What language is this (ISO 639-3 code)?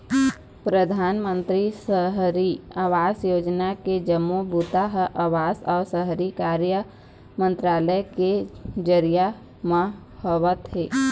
hne